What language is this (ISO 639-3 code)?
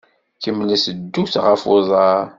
kab